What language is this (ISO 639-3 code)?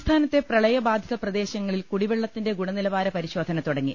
mal